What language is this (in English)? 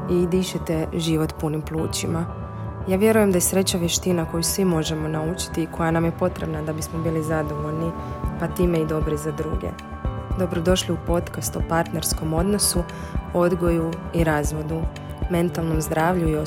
Croatian